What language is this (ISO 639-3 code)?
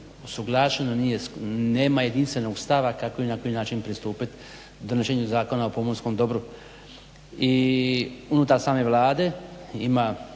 hrv